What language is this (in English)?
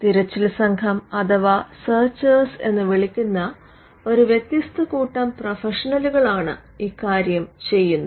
Malayalam